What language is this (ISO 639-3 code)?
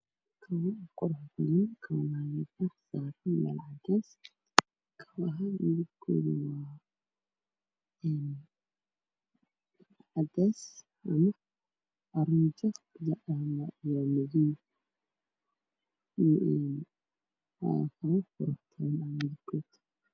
som